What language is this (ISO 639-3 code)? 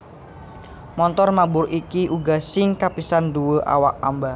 jav